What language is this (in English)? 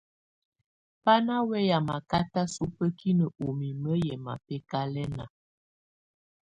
Tunen